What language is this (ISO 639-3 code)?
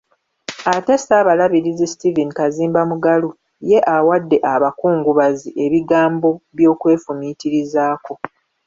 lug